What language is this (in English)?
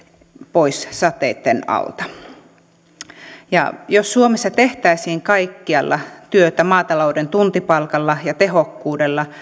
Finnish